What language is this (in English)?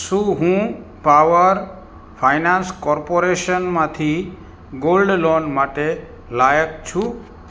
Gujarati